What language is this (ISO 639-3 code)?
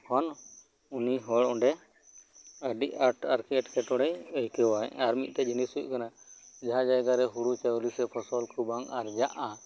sat